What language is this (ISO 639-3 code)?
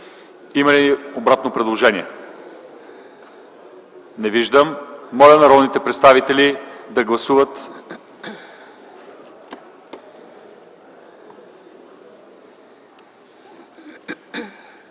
bul